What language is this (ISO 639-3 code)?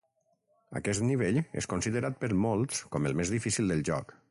cat